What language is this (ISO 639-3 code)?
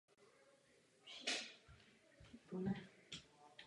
ces